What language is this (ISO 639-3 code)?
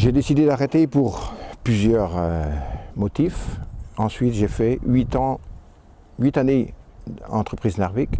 fra